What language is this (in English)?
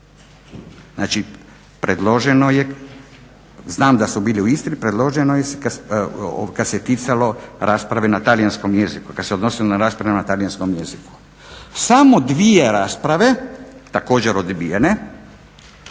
Croatian